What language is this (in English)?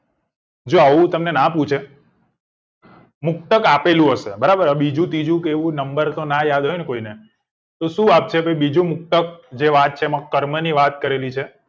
Gujarati